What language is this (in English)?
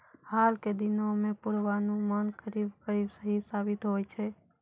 Maithili